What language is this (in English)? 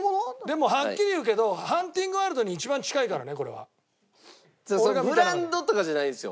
Japanese